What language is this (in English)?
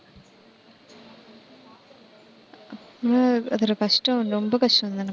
Tamil